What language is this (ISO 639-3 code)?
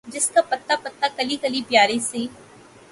urd